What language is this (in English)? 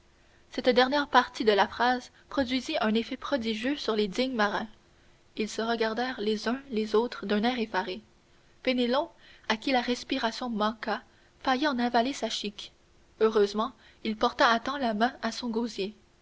French